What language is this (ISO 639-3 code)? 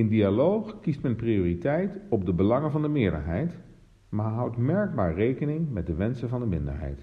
nld